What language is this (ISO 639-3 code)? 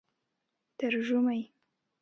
pus